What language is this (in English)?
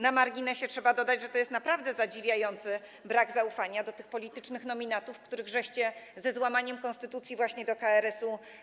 Polish